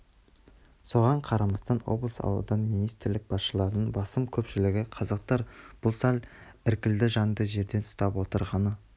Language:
Kazakh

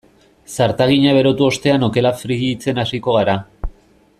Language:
Basque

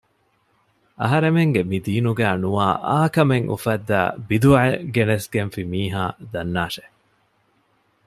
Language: Divehi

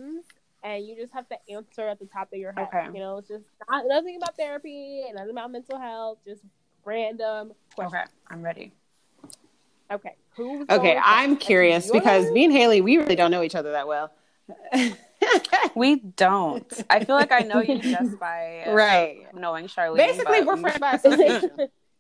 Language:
English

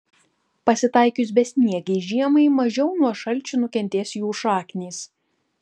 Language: Lithuanian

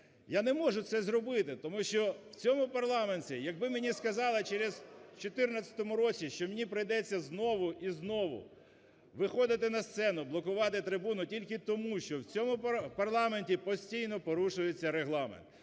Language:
Ukrainian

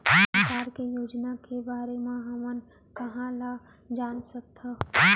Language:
Chhattisgarhi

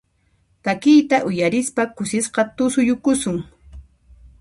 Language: Puno Quechua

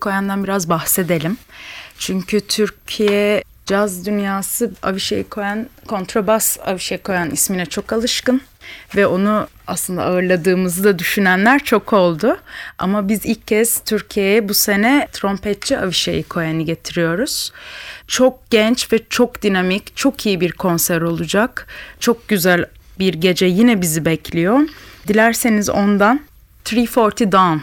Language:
Turkish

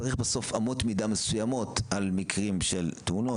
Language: Hebrew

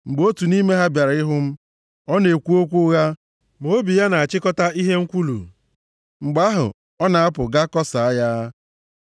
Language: Igbo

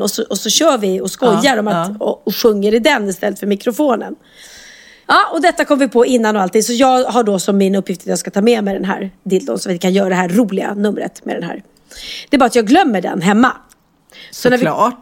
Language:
Swedish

